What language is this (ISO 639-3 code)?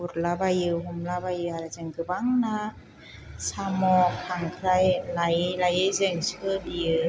brx